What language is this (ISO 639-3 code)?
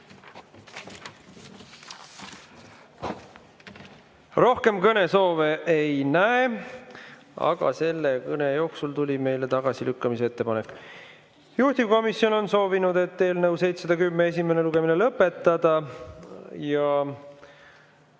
est